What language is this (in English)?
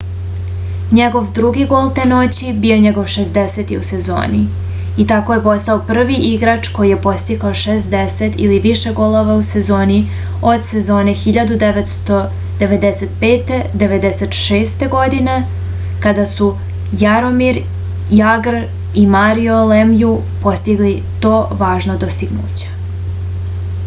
Serbian